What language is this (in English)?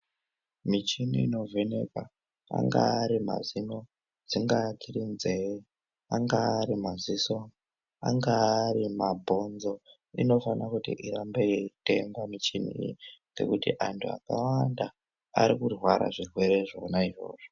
Ndau